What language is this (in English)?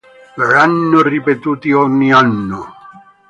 Italian